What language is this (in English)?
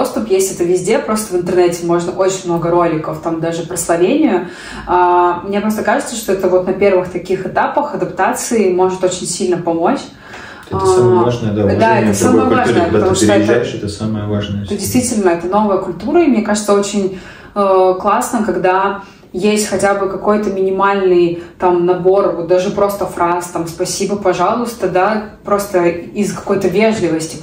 Russian